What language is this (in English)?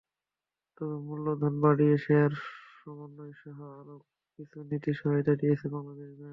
Bangla